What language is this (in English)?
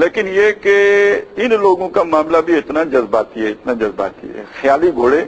Hindi